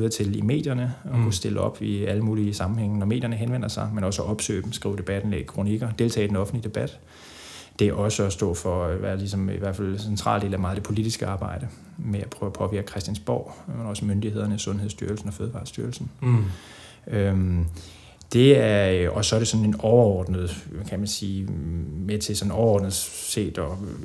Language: Danish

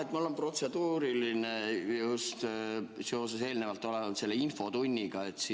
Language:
Estonian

